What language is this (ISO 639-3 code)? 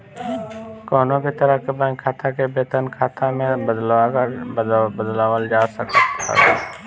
bho